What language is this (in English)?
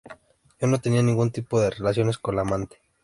Spanish